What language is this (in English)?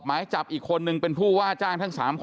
Thai